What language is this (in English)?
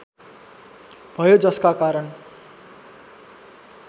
Nepali